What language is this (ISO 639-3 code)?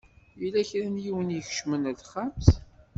kab